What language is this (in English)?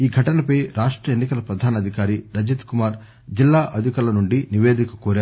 Telugu